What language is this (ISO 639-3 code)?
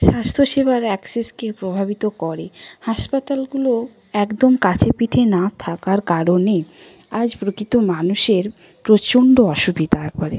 ben